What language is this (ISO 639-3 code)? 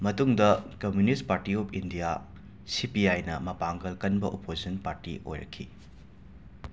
mni